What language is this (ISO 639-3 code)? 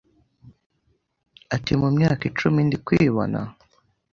kin